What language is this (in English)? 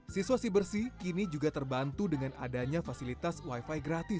Indonesian